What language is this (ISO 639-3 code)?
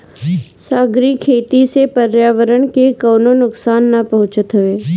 bho